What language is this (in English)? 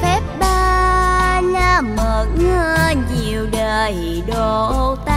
Vietnamese